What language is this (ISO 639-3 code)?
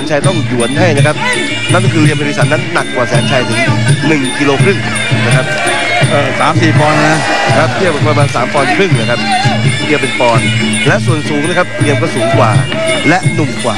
tha